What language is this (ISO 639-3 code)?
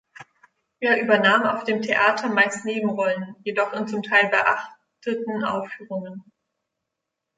deu